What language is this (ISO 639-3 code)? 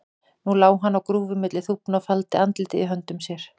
isl